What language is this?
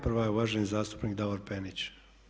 Croatian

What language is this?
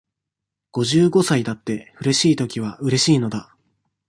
Japanese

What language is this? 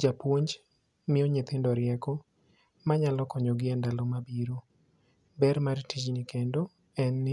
Luo (Kenya and Tanzania)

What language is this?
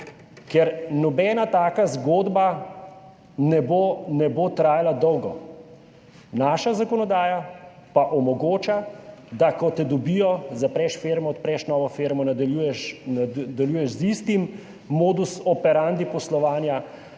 Slovenian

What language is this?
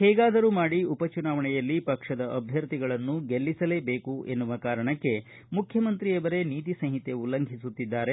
Kannada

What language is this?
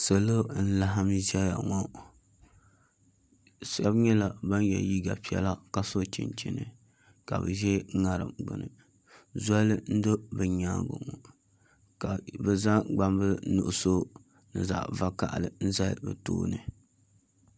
Dagbani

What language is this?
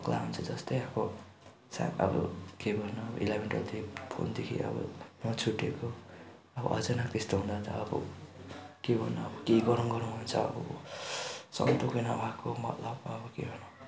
Nepali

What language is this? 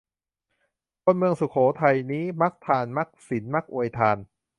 Thai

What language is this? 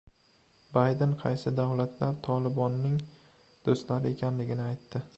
Uzbek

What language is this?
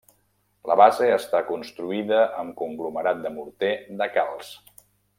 Catalan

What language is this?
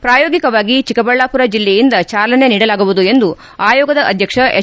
Kannada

